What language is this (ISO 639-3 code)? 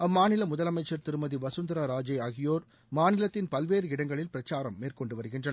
tam